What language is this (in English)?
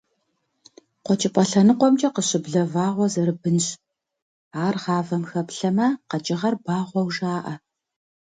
Kabardian